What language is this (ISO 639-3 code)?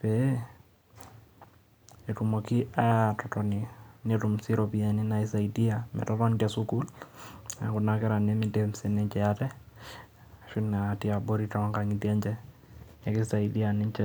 mas